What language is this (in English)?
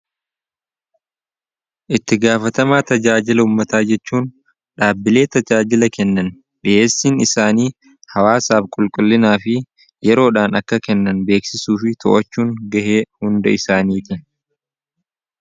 Oromo